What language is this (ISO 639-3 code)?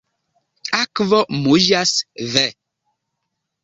epo